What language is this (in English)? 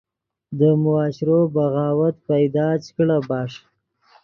Yidgha